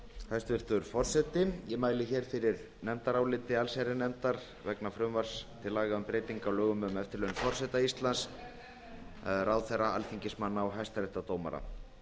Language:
Icelandic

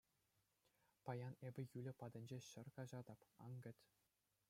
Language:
Chuvash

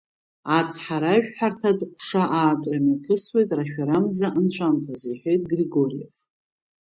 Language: Abkhazian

